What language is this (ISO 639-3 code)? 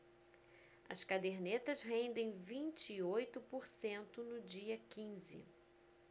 por